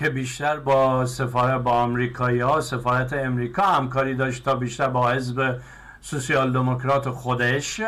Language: Persian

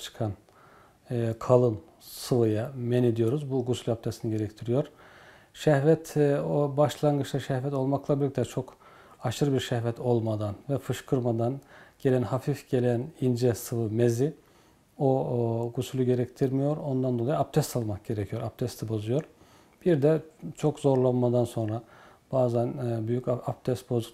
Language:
Turkish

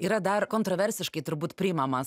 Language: Lithuanian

